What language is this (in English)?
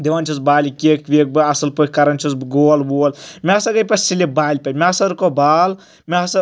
Kashmiri